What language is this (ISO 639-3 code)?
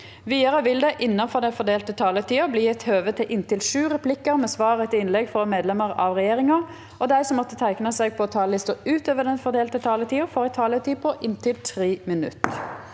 nor